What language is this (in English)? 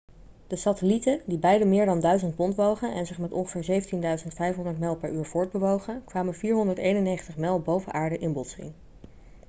Dutch